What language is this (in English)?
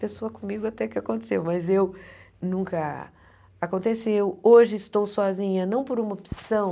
Portuguese